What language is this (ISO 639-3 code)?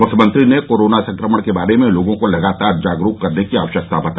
hin